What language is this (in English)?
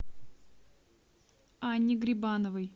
Russian